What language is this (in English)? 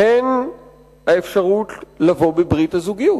Hebrew